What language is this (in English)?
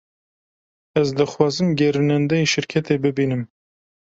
Kurdish